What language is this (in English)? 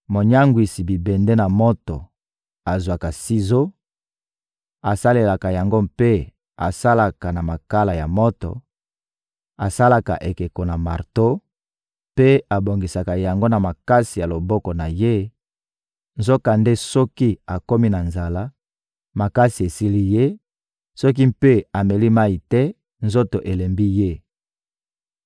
Lingala